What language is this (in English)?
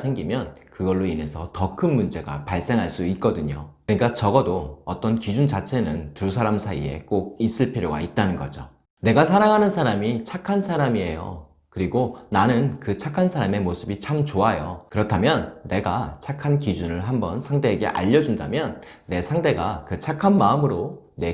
Korean